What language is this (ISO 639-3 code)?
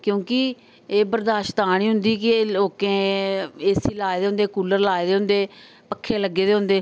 doi